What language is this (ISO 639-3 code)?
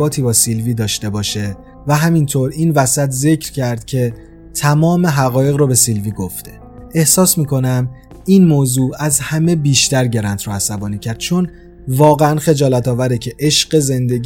fas